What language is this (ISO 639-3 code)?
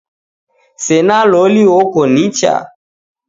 dav